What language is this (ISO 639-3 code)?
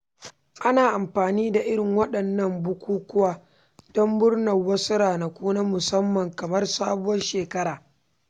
hau